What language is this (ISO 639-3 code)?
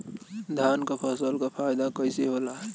bho